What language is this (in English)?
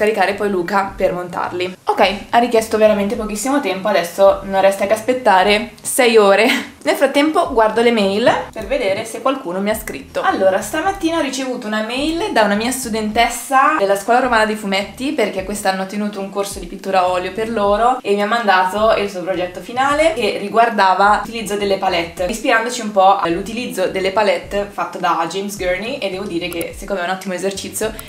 Italian